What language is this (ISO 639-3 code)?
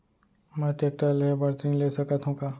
hne